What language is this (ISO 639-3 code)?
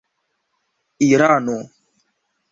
epo